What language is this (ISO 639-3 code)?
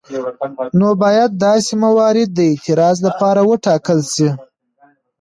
pus